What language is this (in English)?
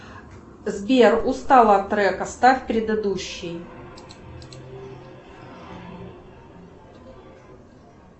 Russian